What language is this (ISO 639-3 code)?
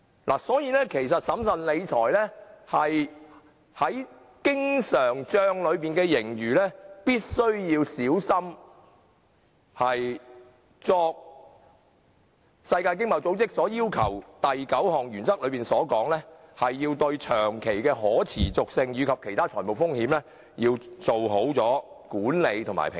yue